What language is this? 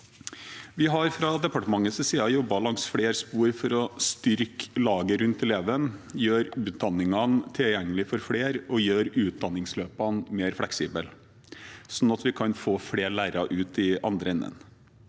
Norwegian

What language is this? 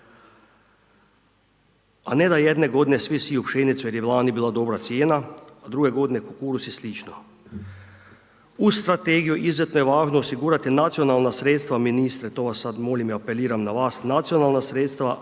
Croatian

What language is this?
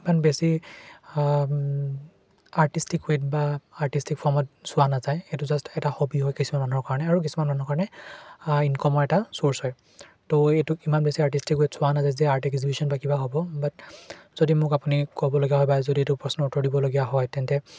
Assamese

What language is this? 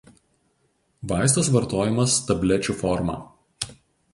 Lithuanian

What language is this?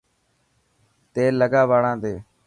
Dhatki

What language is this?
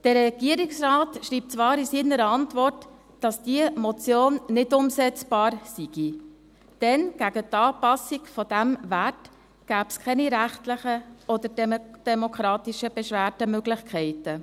Swiss German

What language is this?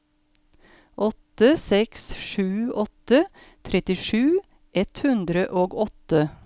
Norwegian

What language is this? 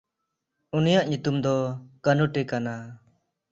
Santali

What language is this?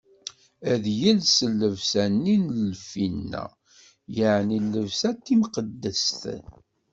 Kabyle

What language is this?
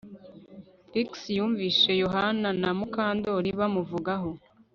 Kinyarwanda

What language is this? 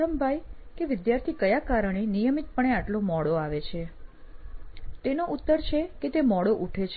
Gujarati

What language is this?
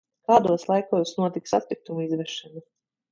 Latvian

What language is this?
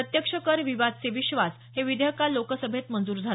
Marathi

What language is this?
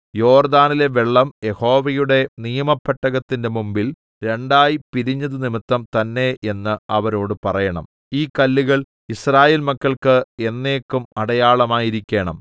Malayalam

